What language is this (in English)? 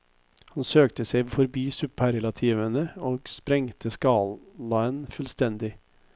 Norwegian